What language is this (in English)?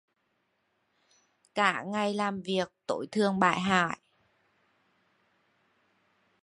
Vietnamese